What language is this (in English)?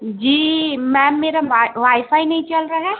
Urdu